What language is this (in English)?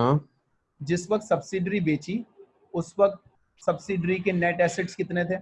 Hindi